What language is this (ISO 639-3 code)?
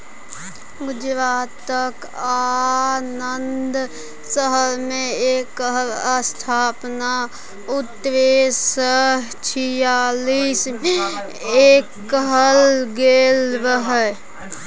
mai